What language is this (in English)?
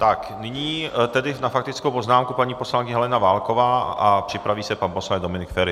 Czech